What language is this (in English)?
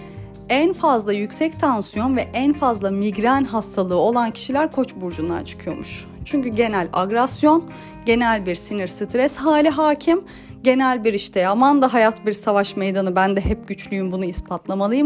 Turkish